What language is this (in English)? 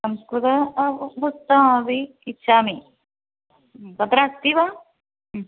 Sanskrit